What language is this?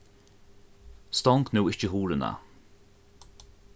Faroese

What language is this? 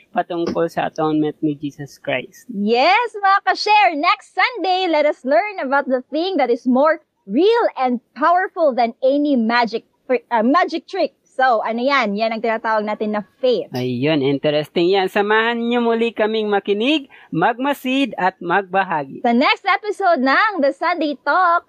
Filipino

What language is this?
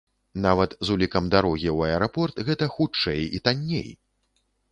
Belarusian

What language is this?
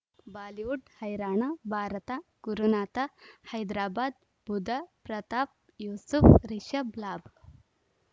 Kannada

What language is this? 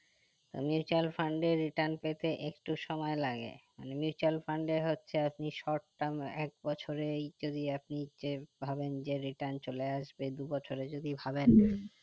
Bangla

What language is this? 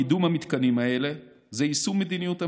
Hebrew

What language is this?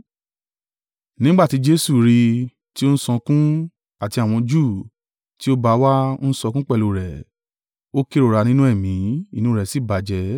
Yoruba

